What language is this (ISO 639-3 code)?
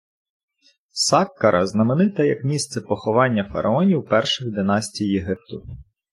ukr